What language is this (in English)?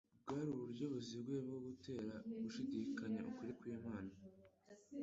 Kinyarwanda